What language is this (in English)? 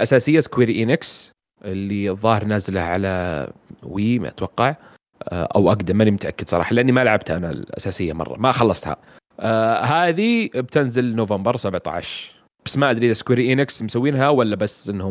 Arabic